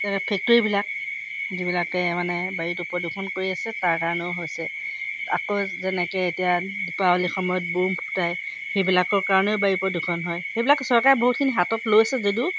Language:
Assamese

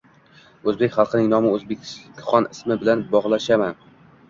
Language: Uzbek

